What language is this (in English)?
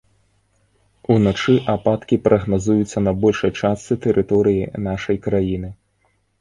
Belarusian